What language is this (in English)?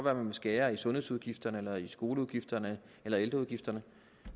Danish